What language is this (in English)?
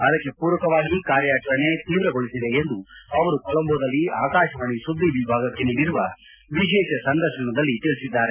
Kannada